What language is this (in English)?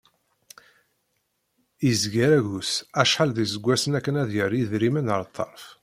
Kabyle